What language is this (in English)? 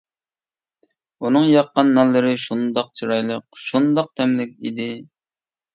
Uyghur